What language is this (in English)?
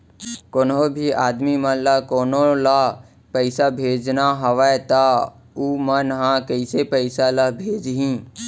Chhattisgarhi